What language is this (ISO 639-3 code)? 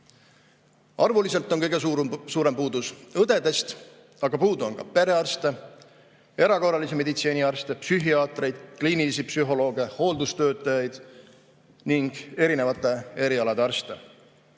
est